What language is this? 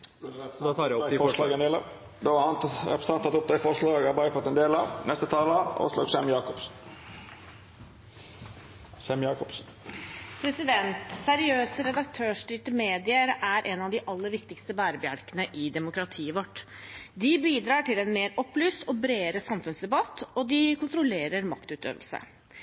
Norwegian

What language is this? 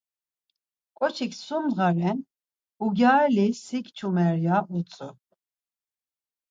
Laz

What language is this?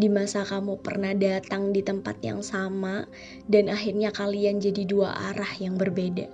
Indonesian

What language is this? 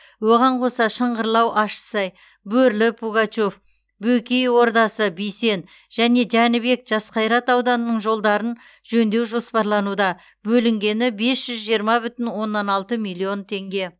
Kazakh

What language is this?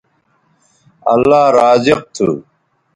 Bateri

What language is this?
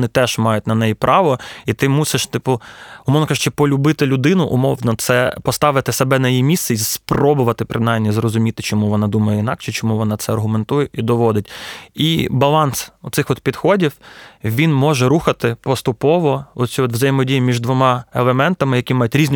Ukrainian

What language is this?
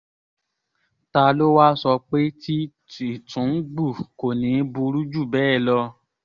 Yoruba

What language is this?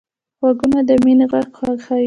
Pashto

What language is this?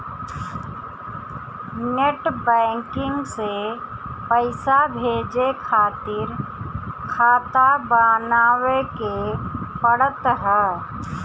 Bhojpuri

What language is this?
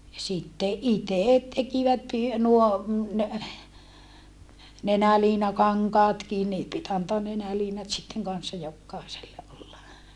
Finnish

